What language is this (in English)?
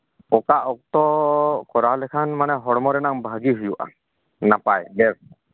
Santali